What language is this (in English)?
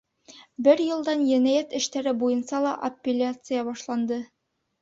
Bashkir